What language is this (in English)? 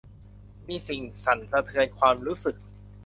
Thai